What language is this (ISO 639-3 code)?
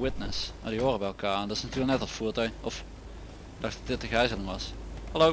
nld